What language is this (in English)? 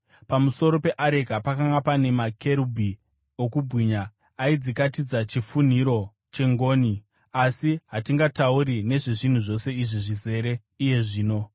Shona